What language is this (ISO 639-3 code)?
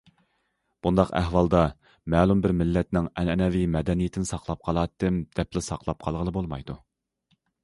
uig